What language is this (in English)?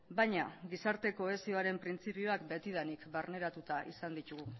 Basque